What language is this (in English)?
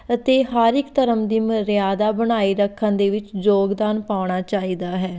Punjabi